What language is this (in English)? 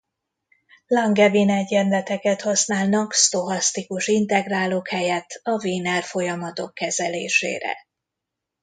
Hungarian